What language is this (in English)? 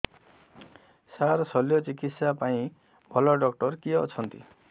Odia